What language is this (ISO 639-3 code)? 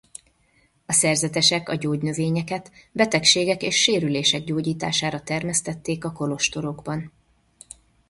hun